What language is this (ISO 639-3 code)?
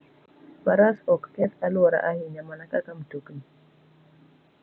luo